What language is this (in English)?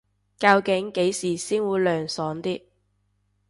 Cantonese